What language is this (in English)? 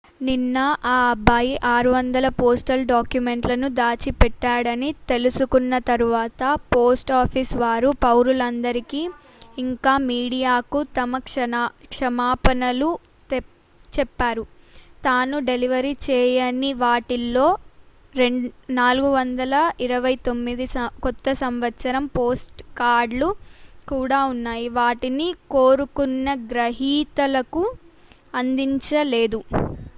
Telugu